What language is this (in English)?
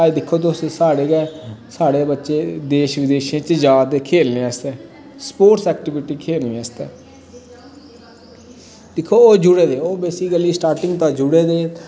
Dogri